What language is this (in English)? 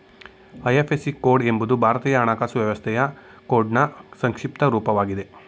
Kannada